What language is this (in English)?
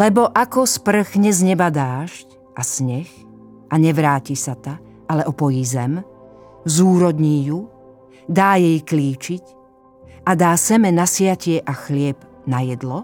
Slovak